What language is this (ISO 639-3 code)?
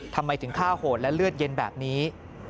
tha